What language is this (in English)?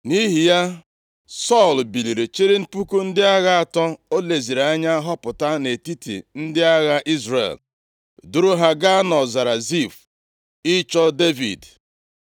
Igbo